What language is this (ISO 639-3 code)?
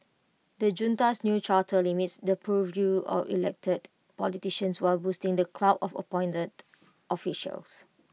eng